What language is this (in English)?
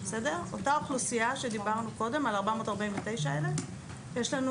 Hebrew